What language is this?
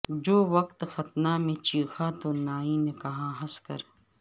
Urdu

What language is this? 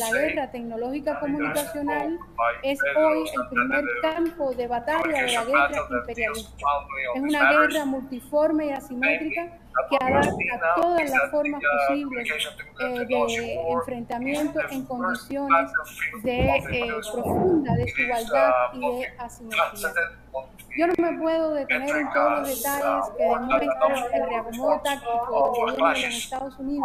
Spanish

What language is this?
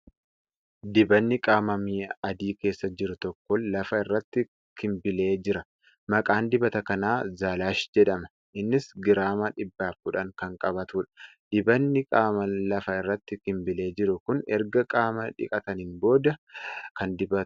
Oromo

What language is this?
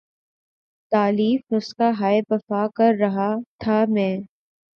Urdu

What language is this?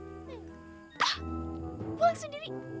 Indonesian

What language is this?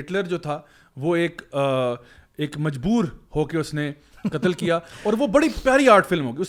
Urdu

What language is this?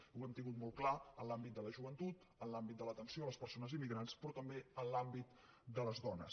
Catalan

